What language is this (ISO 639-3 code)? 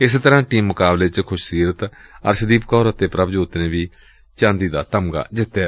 pan